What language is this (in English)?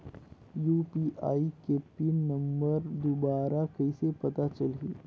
Chhattisgarhi